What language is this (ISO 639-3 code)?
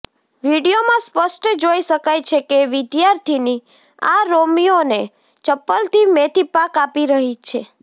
guj